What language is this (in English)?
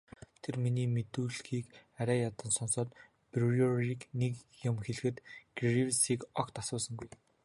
Mongolian